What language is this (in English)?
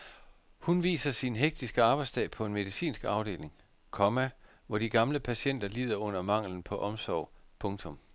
Danish